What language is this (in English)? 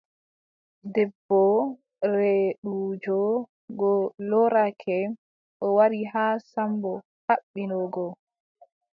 Adamawa Fulfulde